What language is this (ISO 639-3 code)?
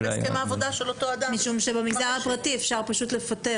heb